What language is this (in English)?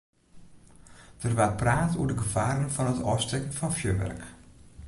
Western Frisian